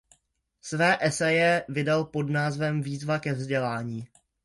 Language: Czech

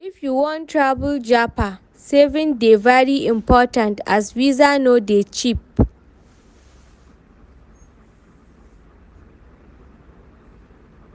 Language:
Nigerian Pidgin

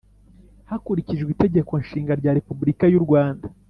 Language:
Kinyarwanda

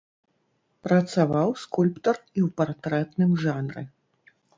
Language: Belarusian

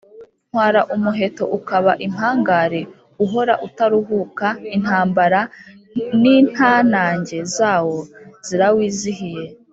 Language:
Kinyarwanda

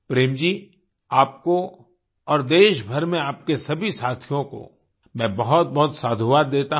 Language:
Hindi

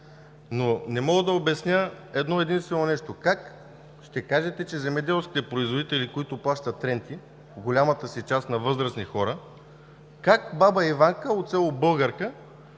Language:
Bulgarian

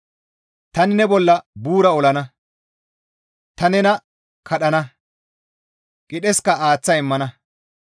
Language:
Gamo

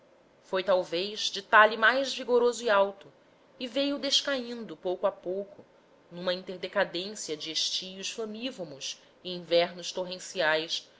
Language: Portuguese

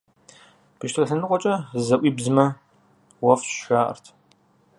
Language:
Kabardian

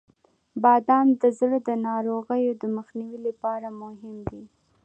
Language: Pashto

